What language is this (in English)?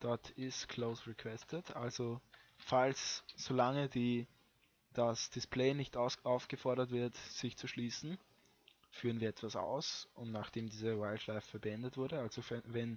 German